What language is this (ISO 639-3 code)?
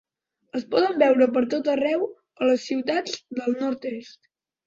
cat